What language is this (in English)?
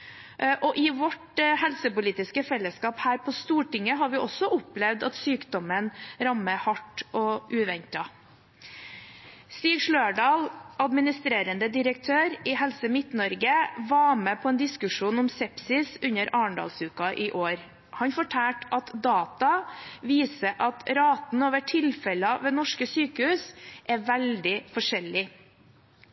Norwegian Bokmål